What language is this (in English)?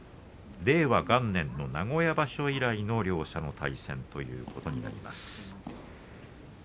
Japanese